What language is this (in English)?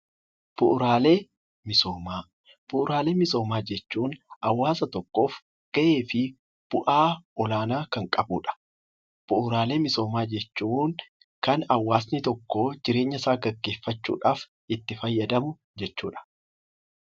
Oromo